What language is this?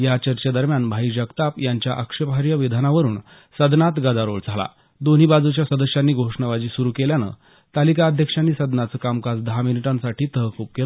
Marathi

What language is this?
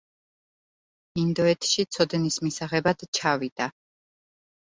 Georgian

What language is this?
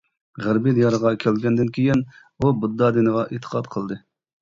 Uyghur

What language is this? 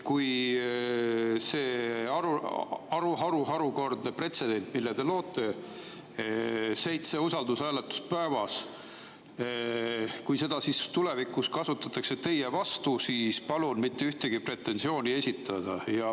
Estonian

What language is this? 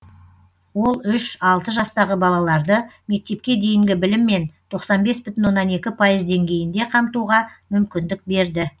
Kazakh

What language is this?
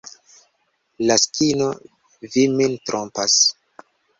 Esperanto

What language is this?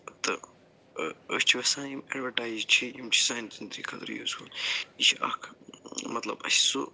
Kashmiri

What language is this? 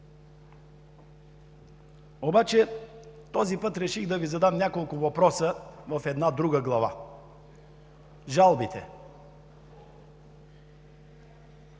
Bulgarian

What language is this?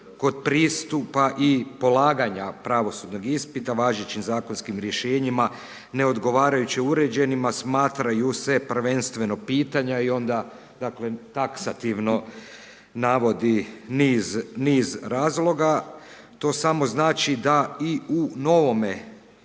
Croatian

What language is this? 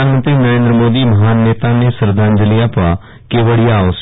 Gujarati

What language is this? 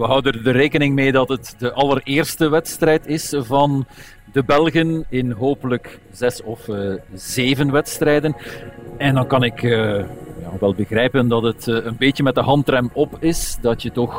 Dutch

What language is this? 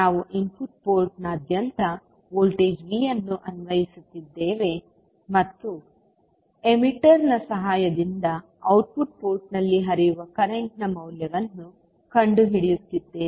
Kannada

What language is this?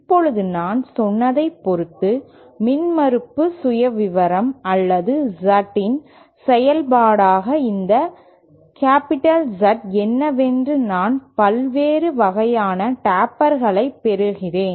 Tamil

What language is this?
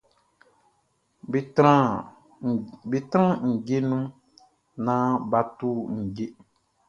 Baoulé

